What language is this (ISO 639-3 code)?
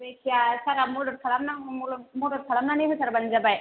brx